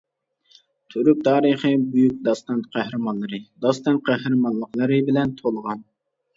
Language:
Uyghur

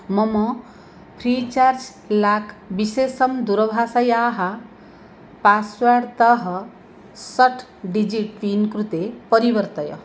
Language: Sanskrit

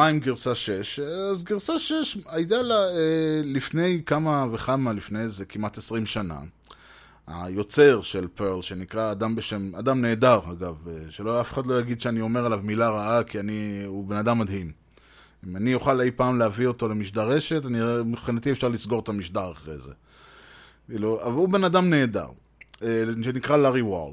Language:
Hebrew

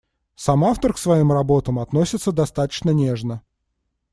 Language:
Russian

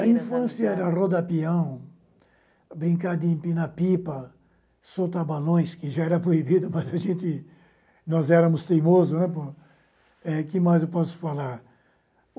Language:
Portuguese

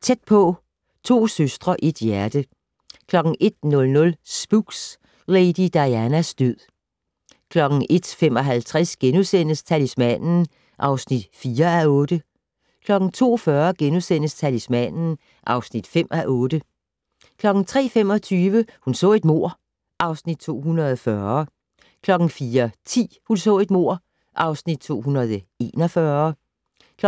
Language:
Danish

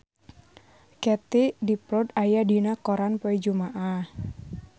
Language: Sundanese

